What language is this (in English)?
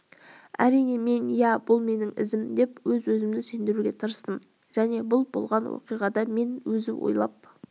Kazakh